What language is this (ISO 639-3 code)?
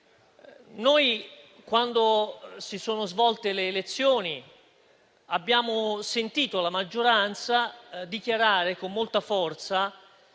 ita